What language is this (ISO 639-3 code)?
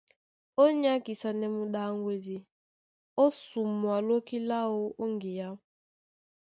dua